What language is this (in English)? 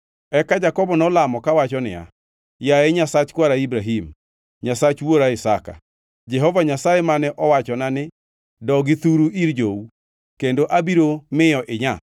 Luo (Kenya and Tanzania)